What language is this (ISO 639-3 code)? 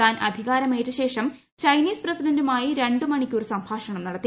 mal